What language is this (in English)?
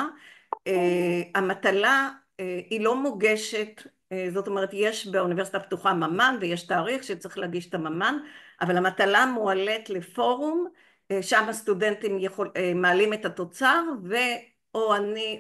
Hebrew